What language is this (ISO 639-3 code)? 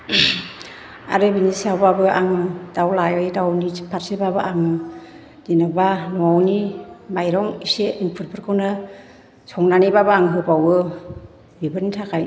brx